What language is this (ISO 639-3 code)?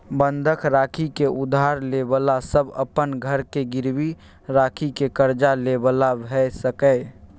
mai